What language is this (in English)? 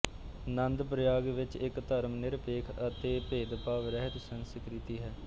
Punjabi